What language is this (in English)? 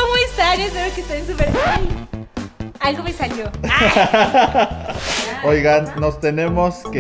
Spanish